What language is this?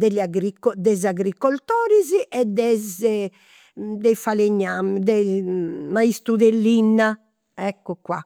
Campidanese Sardinian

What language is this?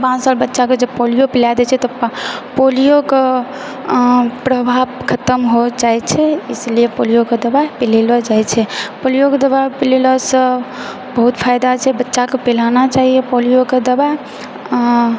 Maithili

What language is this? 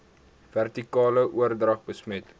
Afrikaans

